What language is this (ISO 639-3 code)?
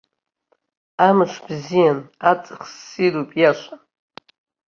abk